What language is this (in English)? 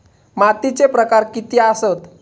Marathi